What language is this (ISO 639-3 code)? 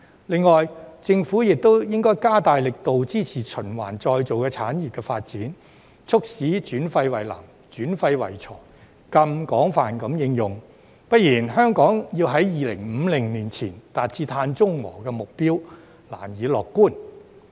yue